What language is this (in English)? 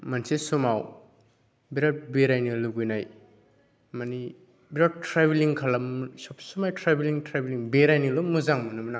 Bodo